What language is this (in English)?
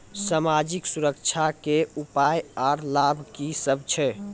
Maithili